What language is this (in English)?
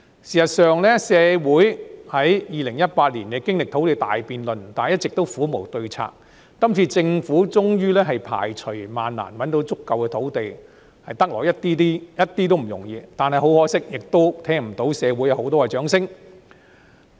Cantonese